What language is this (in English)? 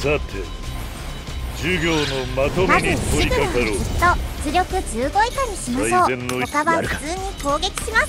Japanese